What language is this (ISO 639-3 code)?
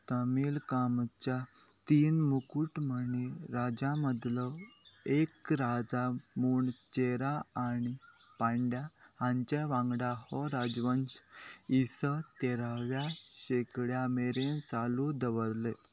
kok